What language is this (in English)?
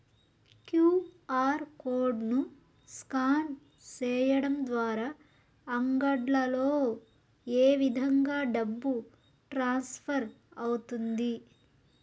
Telugu